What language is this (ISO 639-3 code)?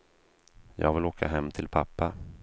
swe